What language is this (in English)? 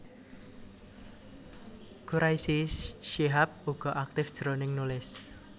Javanese